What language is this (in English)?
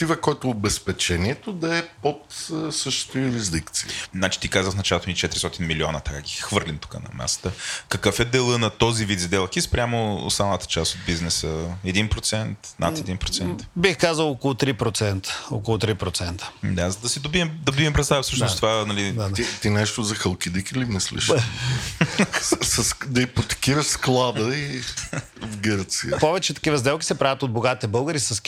Bulgarian